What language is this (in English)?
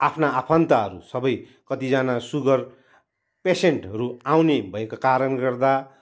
Nepali